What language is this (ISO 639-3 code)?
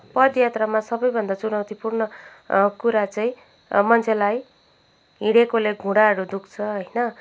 nep